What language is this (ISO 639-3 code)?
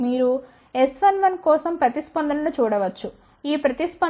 tel